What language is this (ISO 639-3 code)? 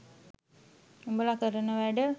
sin